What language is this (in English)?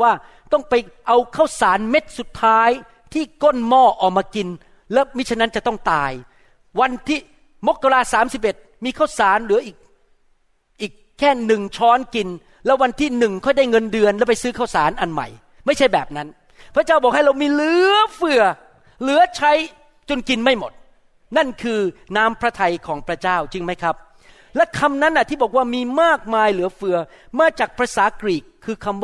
Thai